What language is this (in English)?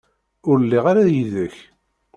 Kabyle